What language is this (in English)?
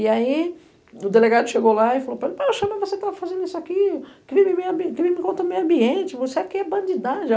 Portuguese